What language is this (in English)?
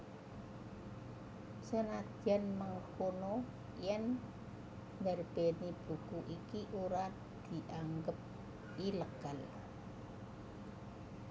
Javanese